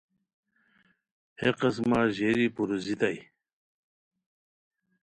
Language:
Khowar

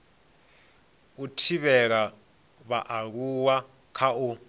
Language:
Venda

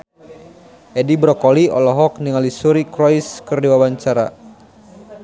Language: Sundanese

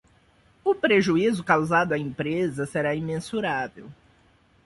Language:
Portuguese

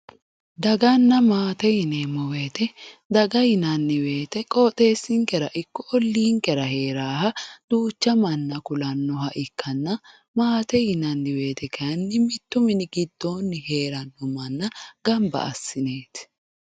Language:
Sidamo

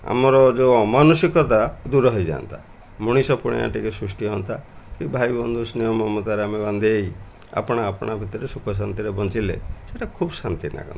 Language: Odia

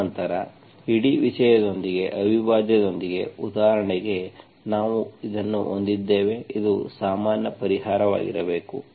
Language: Kannada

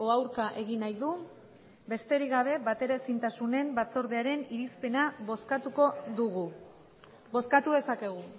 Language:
Basque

